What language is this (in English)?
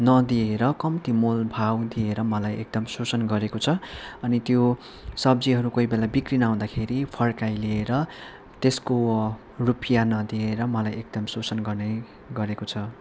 Nepali